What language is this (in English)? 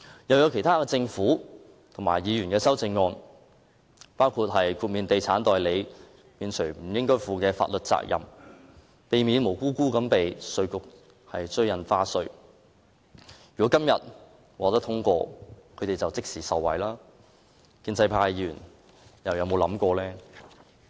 Cantonese